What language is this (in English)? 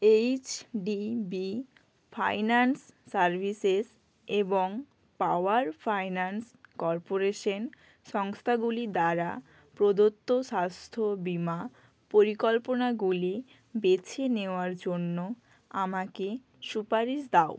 Bangla